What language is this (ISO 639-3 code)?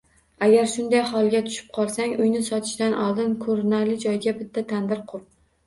uzb